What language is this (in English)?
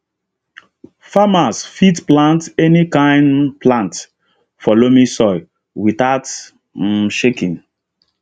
Nigerian Pidgin